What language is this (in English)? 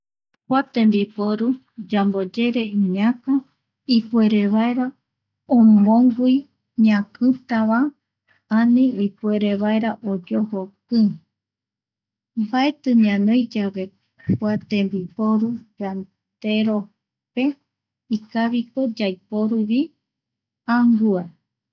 Eastern Bolivian Guaraní